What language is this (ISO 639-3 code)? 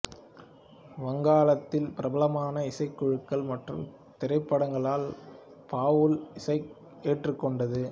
tam